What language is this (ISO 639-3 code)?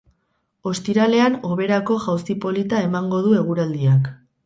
eus